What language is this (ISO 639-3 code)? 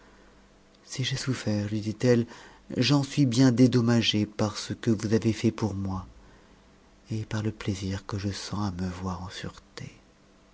fra